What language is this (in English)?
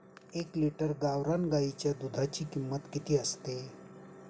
Marathi